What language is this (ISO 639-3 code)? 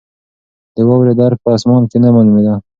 pus